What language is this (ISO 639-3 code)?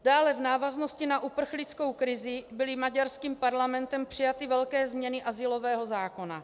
ces